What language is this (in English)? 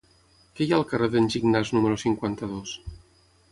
Catalan